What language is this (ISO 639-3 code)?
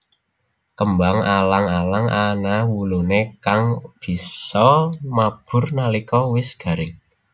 jav